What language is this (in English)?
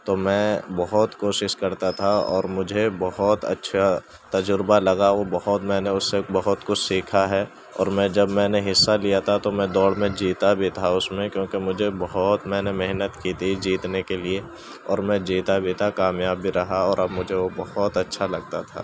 Urdu